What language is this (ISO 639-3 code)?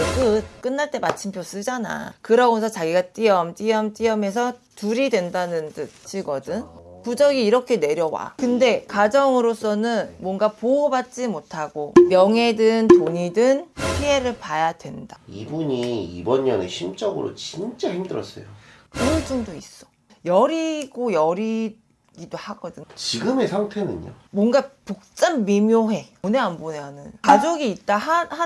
kor